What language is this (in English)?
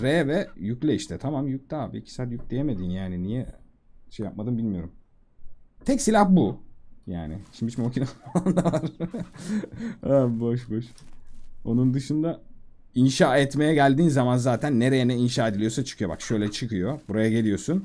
Turkish